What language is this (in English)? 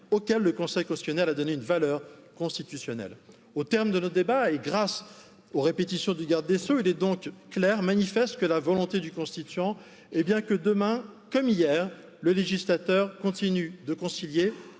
French